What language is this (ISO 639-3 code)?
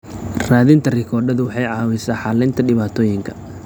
som